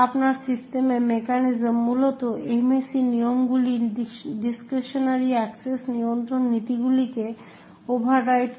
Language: Bangla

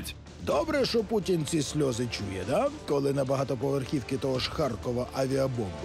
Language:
Russian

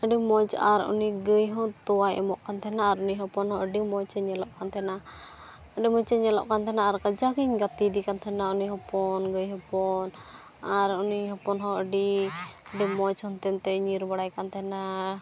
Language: Santali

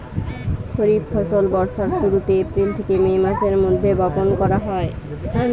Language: Bangla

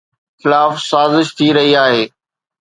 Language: Sindhi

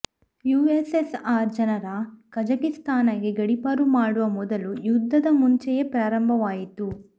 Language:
Kannada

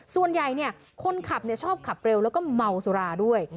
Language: Thai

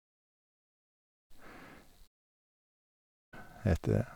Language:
Norwegian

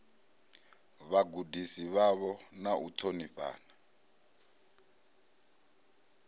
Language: Venda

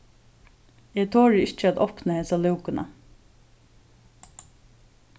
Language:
Faroese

